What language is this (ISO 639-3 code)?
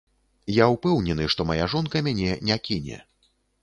bel